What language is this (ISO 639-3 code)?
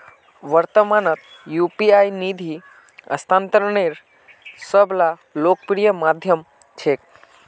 mag